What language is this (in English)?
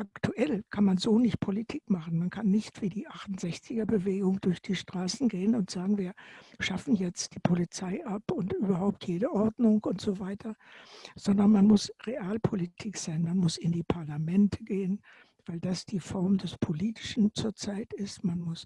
German